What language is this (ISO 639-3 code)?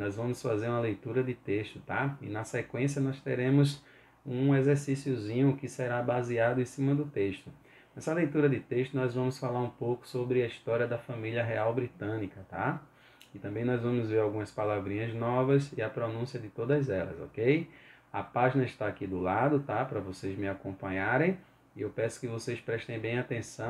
por